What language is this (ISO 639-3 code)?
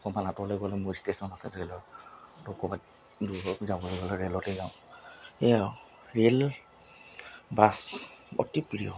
asm